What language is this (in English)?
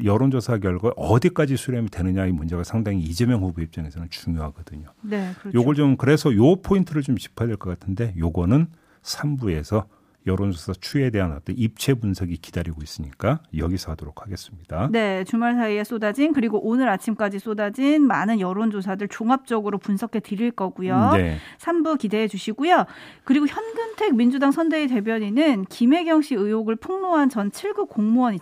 Korean